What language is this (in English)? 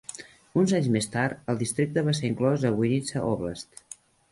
Catalan